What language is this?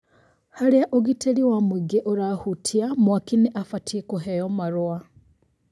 Kikuyu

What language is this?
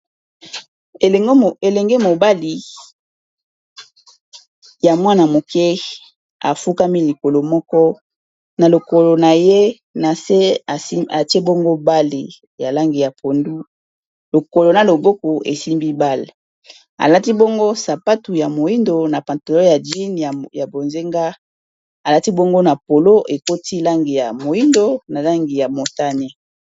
Lingala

